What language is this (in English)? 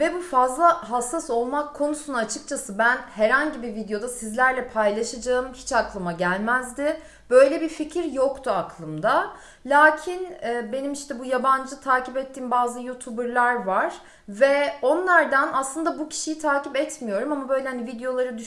Turkish